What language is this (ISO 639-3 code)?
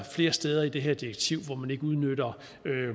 dan